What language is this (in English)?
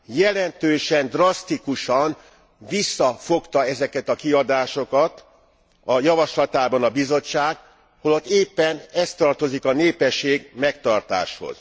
Hungarian